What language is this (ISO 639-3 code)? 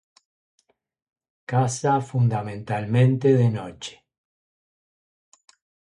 spa